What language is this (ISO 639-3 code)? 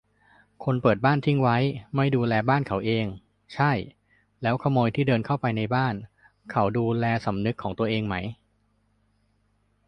tha